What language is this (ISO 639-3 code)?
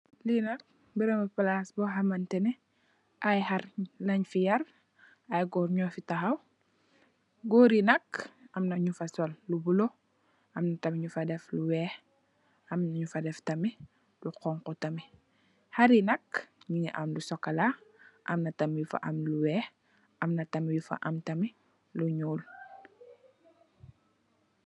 wol